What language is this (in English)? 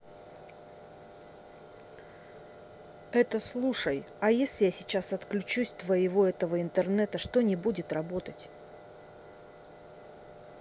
Russian